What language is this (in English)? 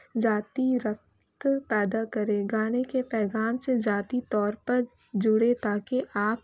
Urdu